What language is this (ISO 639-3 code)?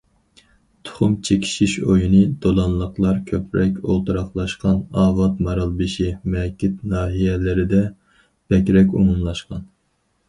uig